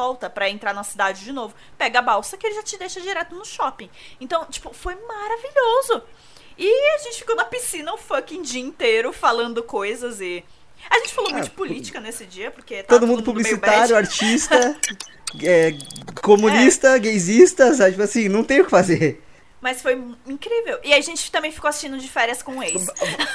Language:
Portuguese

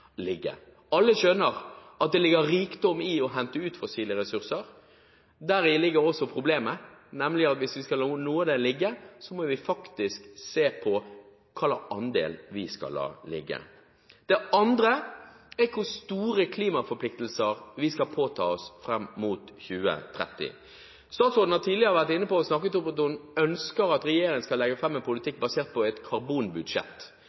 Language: Norwegian Bokmål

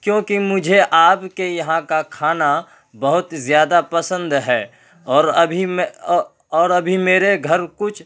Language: Urdu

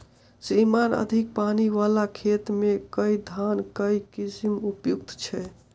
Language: Maithili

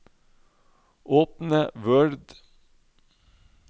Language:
Norwegian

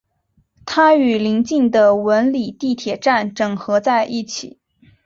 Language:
Chinese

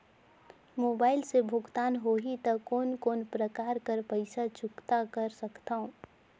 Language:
Chhattisgarhi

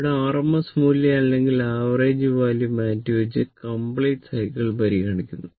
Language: Malayalam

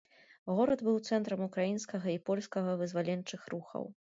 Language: Belarusian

